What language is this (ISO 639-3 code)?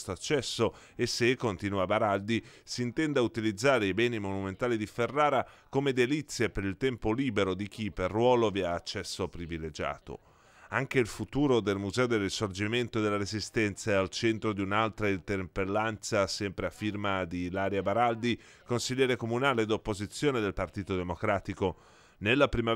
ita